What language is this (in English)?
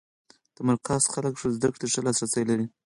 Pashto